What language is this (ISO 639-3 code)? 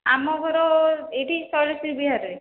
ori